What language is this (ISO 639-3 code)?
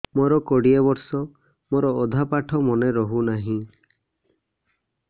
ori